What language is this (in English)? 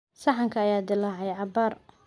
Somali